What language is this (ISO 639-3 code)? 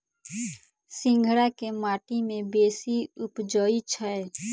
mai